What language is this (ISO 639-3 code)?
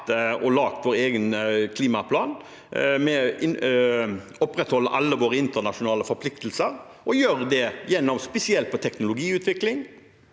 nor